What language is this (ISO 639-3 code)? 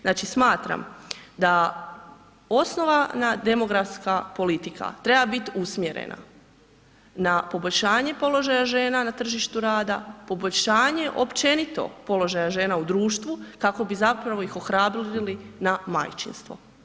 hrv